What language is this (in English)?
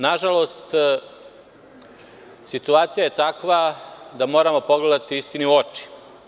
Serbian